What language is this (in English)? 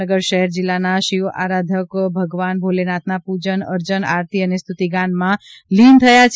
Gujarati